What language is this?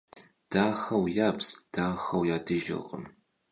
Kabardian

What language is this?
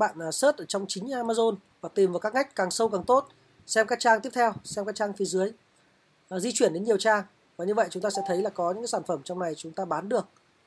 Vietnamese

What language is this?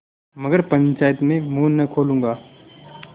Hindi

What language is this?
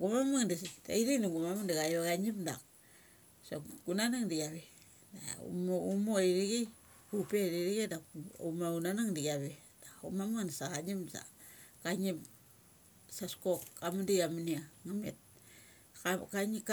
Mali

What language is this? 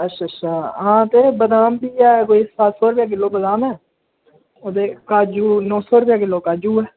Dogri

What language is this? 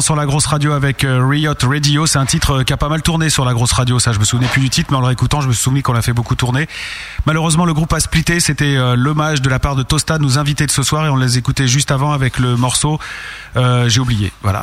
French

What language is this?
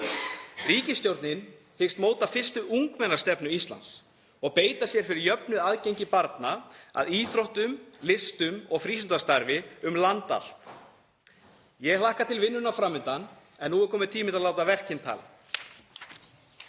Icelandic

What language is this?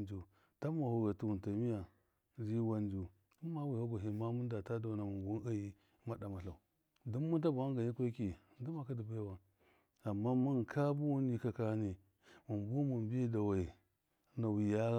Miya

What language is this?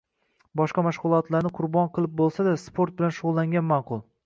Uzbek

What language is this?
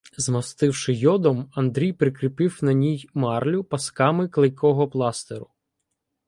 Ukrainian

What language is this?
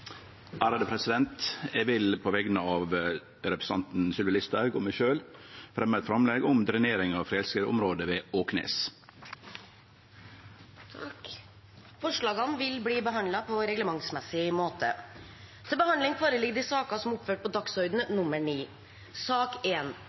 Norwegian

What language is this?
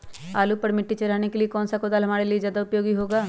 Magahi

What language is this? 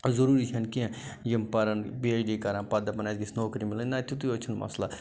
Kashmiri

